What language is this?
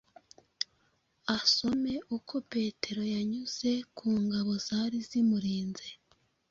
Kinyarwanda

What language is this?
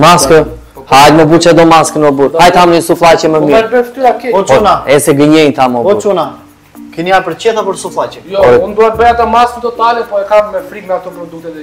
Romanian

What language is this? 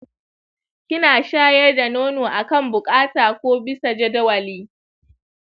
Hausa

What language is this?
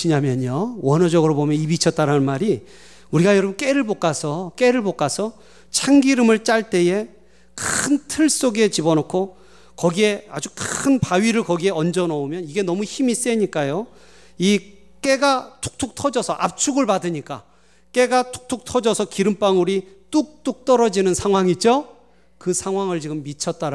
Korean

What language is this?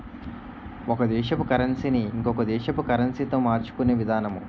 Telugu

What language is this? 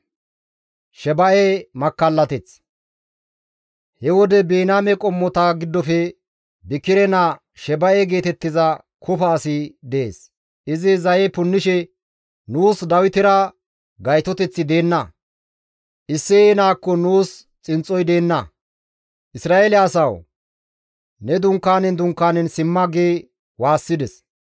Gamo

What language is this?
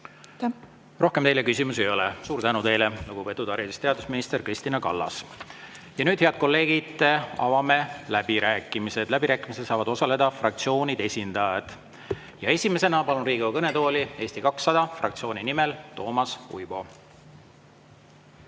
Estonian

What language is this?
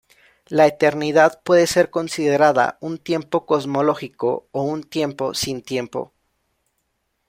Spanish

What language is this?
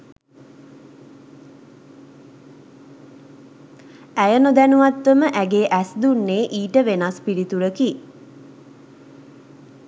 Sinhala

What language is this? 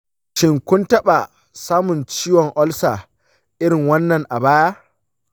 Hausa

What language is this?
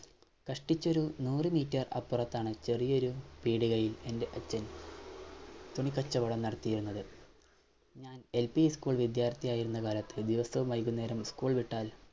Malayalam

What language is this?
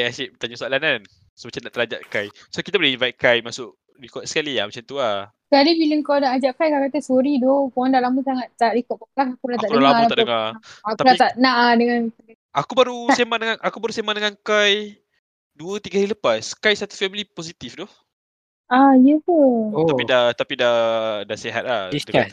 Malay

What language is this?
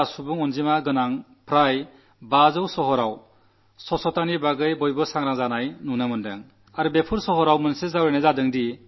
Malayalam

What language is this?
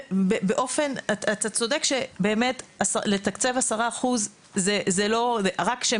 Hebrew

